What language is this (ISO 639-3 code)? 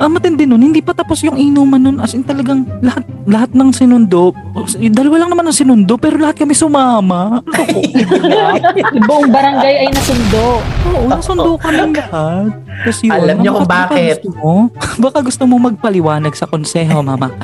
fil